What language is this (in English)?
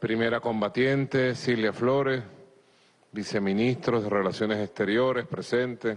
Spanish